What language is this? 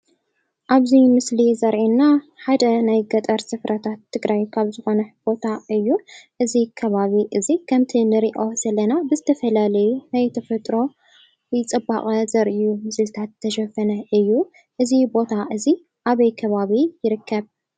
Tigrinya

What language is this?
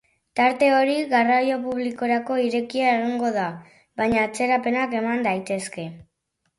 Basque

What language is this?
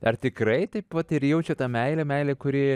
Lithuanian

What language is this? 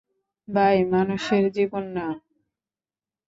Bangla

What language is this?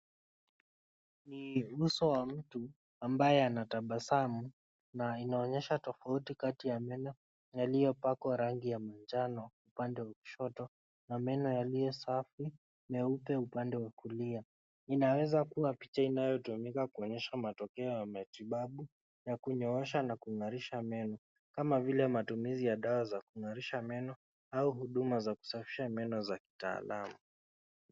Swahili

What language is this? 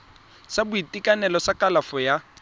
Tswana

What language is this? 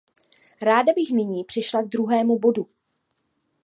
Czech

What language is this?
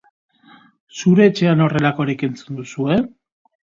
Basque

